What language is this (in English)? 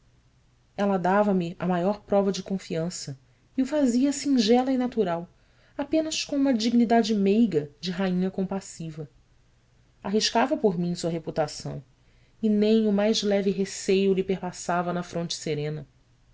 Portuguese